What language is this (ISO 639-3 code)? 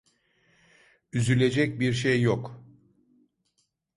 tur